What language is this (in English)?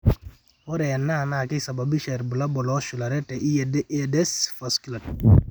Masai